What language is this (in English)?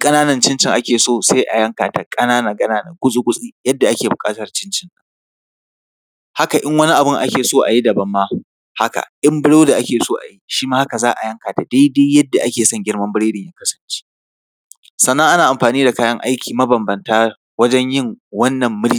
Hausa